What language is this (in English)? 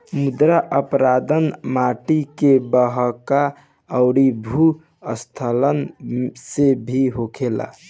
Bhojpuri